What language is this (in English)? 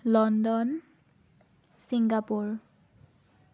Assamese